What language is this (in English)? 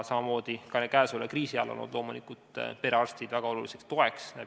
Estonian